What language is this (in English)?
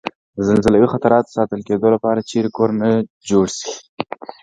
Pashto